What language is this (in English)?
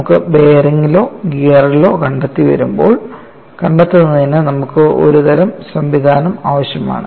Malayalam